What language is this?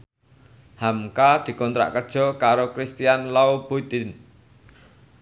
Javanese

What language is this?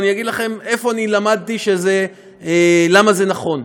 Hebrew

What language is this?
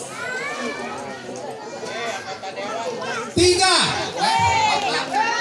Indonesian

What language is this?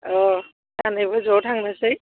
Bodo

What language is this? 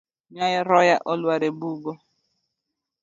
Luo (Kenya and Tanzania)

